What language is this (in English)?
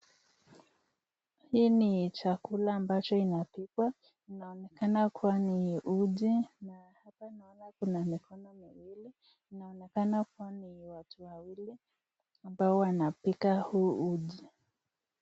Swahili